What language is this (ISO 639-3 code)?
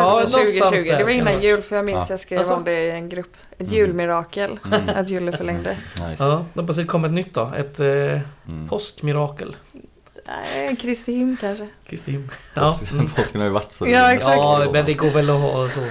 swe